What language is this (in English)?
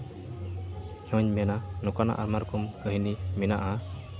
Santali